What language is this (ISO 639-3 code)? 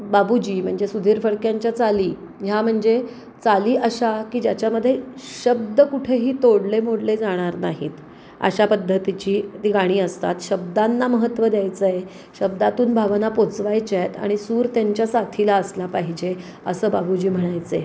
mar